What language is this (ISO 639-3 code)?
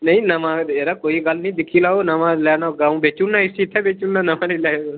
doi